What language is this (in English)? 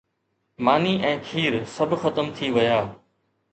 Sindhi